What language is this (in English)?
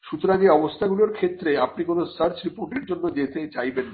Bangla